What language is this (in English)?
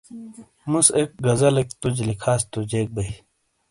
Shina